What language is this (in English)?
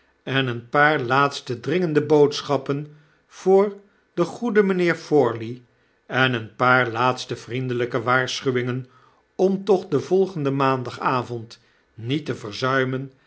Dutch